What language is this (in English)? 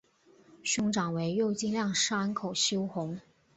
Chinese